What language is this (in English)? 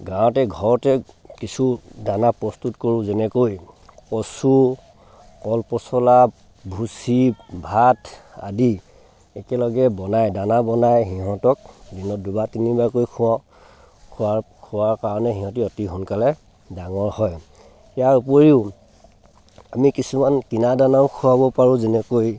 Assamese